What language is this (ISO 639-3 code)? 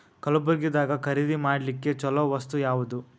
kan